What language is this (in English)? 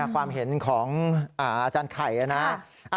Thai